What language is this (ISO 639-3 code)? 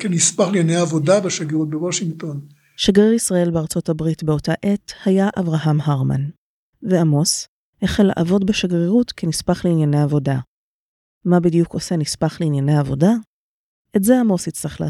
heb